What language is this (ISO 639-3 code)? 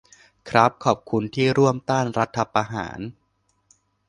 tha